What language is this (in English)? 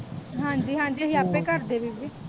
Punjabi